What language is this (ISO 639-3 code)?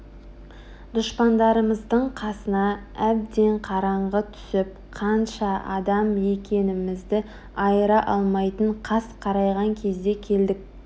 kaz